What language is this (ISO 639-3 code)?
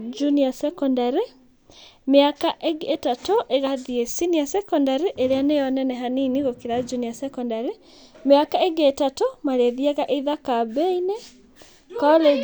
kik